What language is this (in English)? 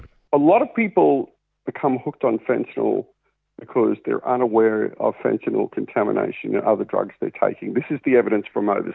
Indonesian